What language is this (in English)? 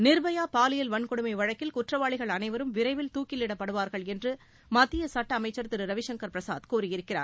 Tamil